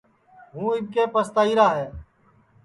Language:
Sansi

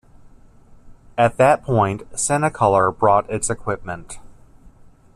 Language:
English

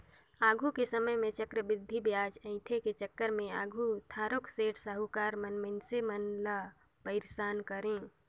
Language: Chhattisgarhi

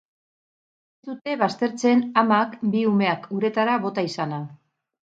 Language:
Basque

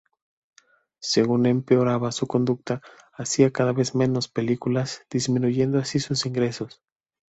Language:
Spanish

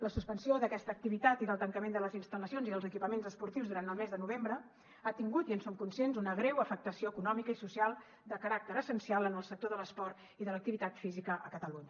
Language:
Catalan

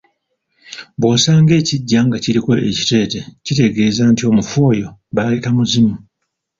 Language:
Ganda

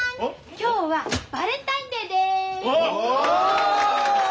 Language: Japanese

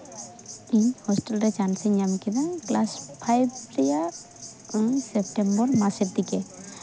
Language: Santali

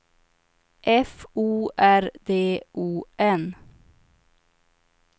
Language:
Swedish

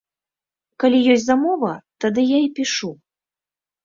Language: Belarusian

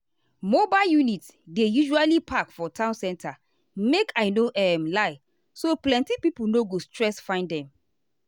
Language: Nigerian Pidgin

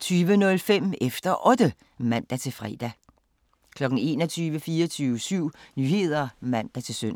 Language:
Danish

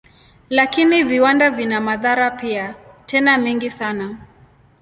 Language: Swahili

